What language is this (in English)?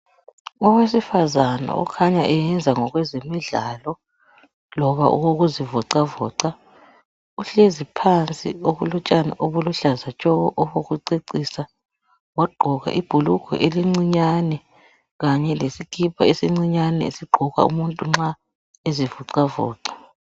North Ndebele